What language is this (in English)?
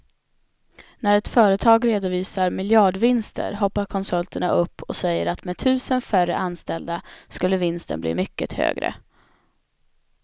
Swedish